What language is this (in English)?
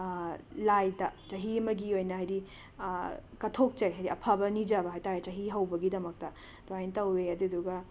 Manipuri